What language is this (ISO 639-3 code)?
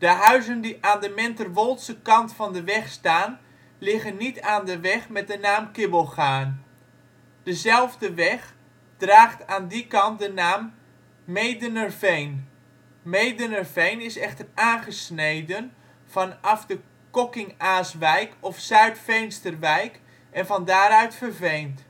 nld